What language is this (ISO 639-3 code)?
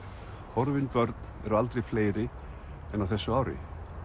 isl